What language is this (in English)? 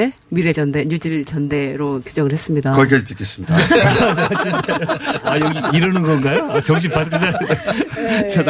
Korean